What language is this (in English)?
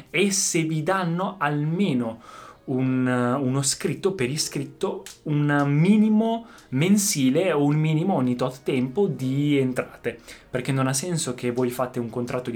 Italian